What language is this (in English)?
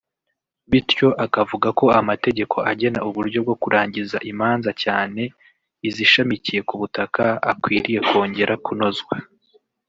Kinyarwanda